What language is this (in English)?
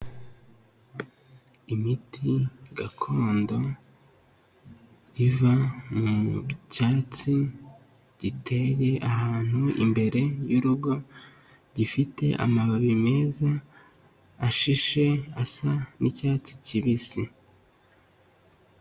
Kinyarwanda